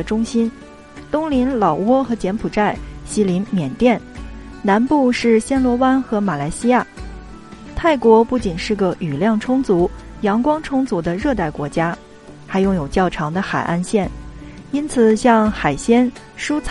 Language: Chinese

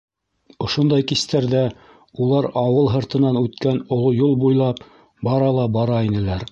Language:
Bashkir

